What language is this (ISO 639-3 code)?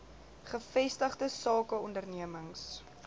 afr